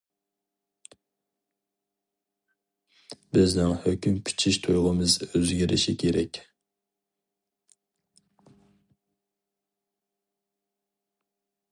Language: Uyghur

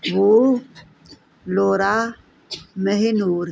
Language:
Punjabi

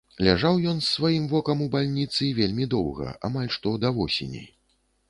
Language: Belarusian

